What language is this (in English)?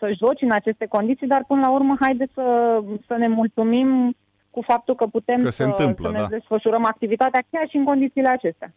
Romanian